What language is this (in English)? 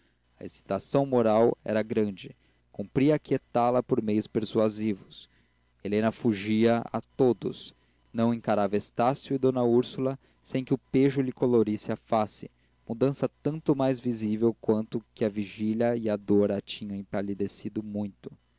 Portuguese